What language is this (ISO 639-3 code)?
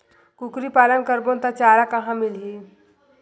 hne